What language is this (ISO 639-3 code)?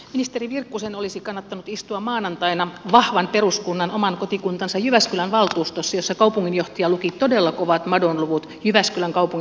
fin